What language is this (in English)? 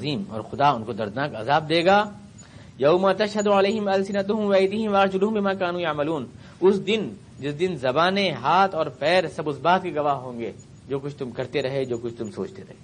Urdu